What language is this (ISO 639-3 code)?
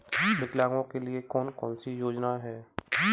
hin